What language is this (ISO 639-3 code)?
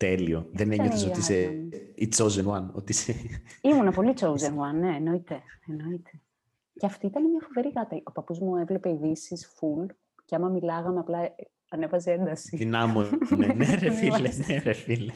ell